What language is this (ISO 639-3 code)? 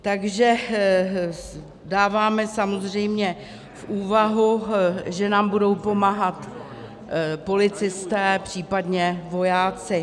ces